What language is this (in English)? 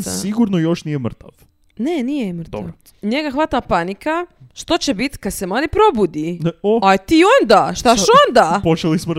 Croatian